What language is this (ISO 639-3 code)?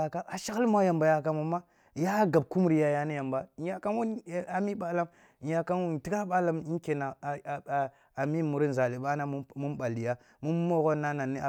bbu